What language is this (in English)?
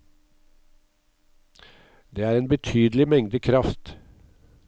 Norwegian